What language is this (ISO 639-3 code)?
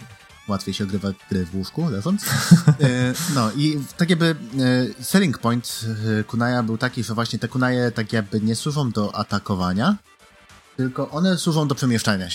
pol